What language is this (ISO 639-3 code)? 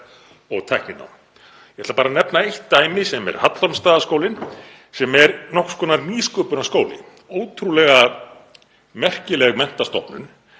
isl